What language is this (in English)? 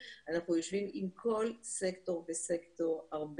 Hebrew